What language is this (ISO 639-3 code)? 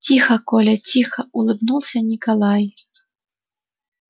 rus